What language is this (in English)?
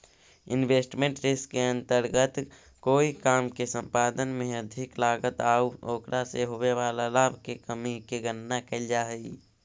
Magahi